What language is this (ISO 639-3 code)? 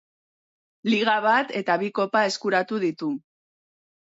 eus